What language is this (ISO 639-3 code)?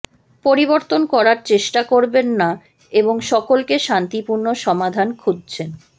ben